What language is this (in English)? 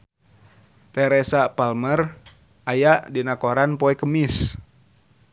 Sundanese